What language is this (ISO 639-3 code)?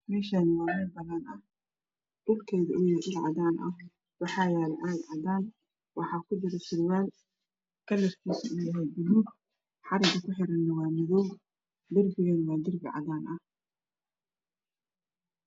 som